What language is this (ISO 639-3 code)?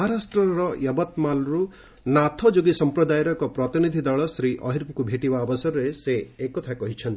ori